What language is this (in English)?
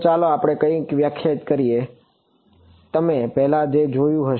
Gujarati